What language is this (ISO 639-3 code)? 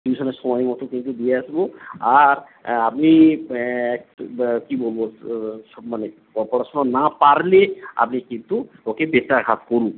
ben